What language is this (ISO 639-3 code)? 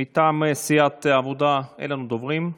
heb